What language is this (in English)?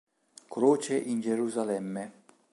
Italian